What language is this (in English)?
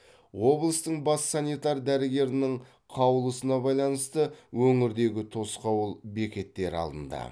Kazakh